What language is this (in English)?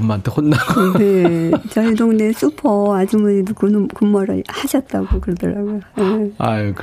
Korean